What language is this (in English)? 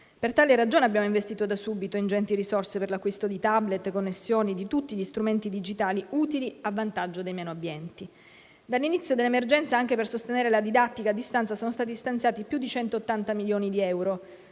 Italian